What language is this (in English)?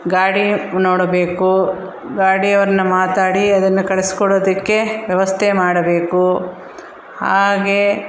Kannada